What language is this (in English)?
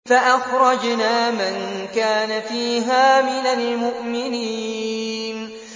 Arabic